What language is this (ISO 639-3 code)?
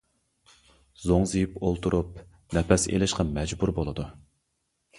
uig